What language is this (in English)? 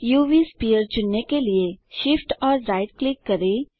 Hindi